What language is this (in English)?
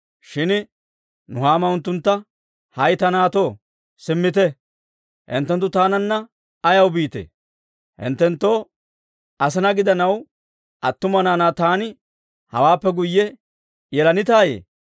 Dawro